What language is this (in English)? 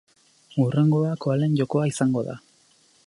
Basque